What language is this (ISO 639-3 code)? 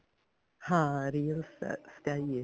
pan